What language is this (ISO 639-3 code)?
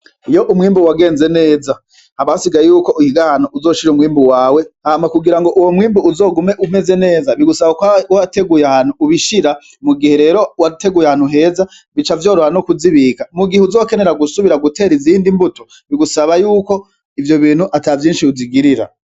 run